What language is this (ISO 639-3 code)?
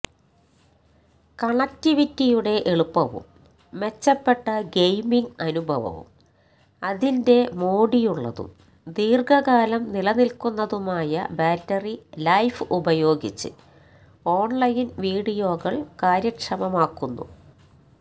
mal